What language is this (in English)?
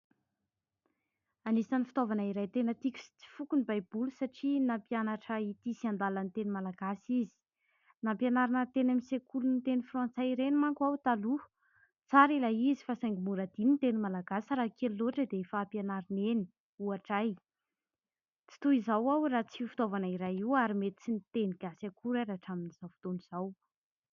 Malagasy